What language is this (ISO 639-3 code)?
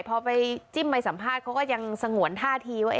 tha